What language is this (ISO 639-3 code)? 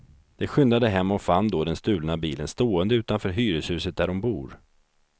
swe